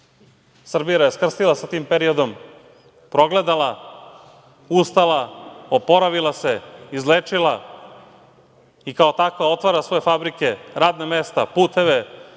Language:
Serbian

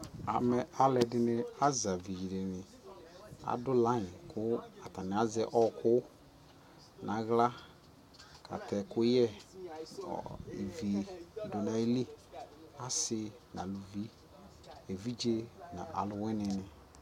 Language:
Ikposo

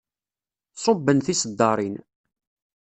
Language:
Kabyle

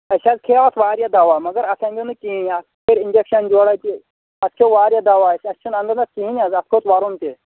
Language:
Kashmiri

